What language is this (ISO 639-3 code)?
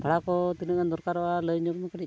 sat